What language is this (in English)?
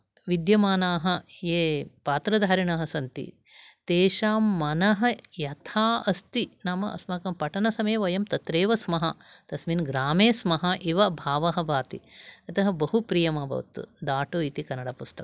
Sanskrit